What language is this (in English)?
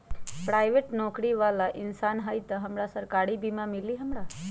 Magahi